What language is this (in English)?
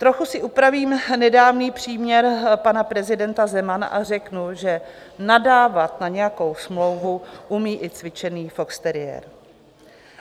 Czech